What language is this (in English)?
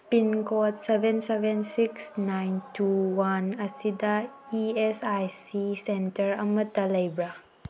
Manipuri